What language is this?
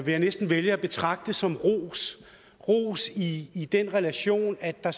Danish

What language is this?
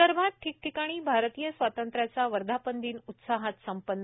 Marathi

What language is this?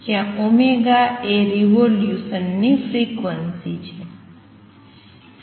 Gujarati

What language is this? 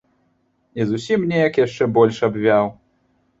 Belarusian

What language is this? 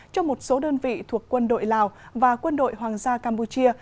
Vietnamese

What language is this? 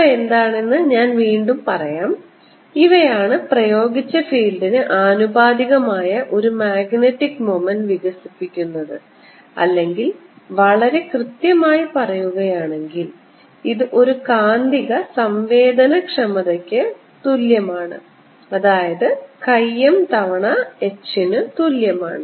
Malayalam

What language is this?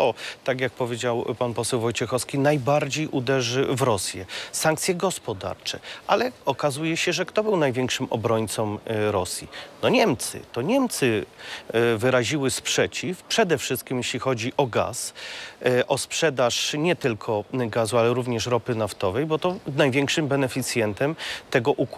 Polish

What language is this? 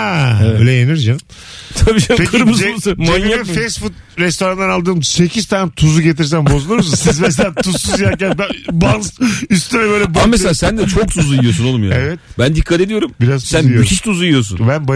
Turkish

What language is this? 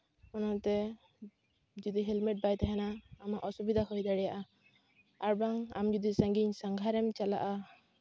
Santali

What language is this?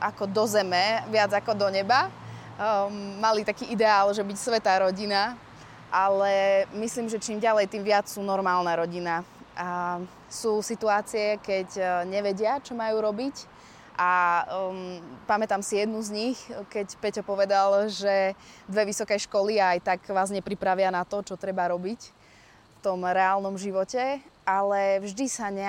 Slovak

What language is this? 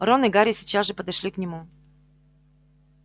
Russian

